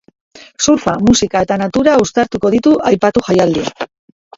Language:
Basque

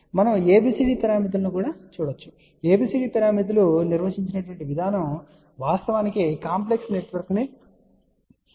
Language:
Telugu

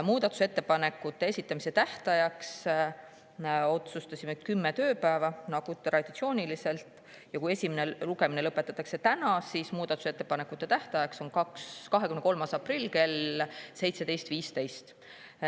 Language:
Estonian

